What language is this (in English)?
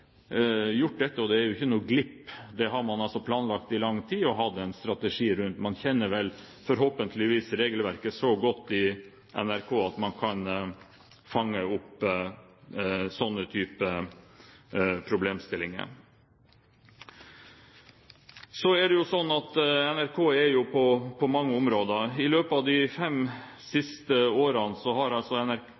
Norwegian Bokmål